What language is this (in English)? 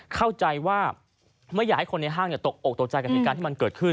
Thai